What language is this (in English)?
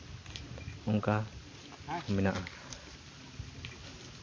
Santali